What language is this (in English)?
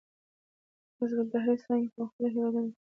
Pashto